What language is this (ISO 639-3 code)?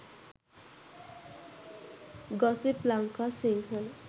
sin